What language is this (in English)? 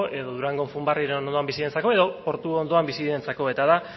Basque